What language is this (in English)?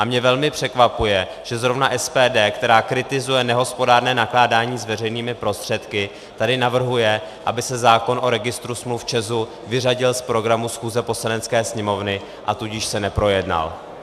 Czech